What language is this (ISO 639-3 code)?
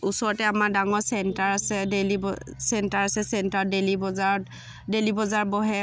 asm